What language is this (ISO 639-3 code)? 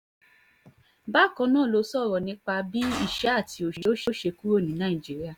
yor